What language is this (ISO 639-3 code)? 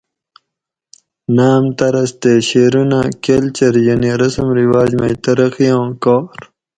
gwc